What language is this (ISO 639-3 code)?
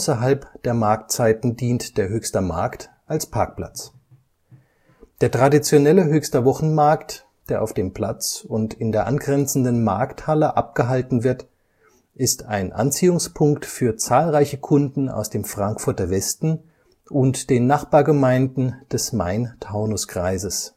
deu